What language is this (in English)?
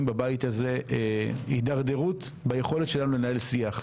Hebrew